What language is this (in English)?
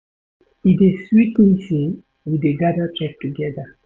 Nigerian Pidgin